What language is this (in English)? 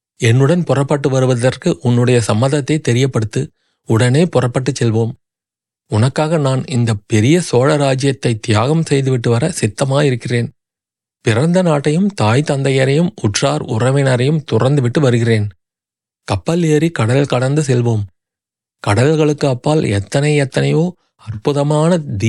Tamil